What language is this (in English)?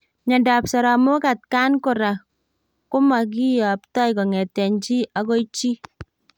Kalenjin